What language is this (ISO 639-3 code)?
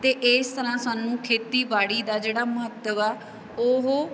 pan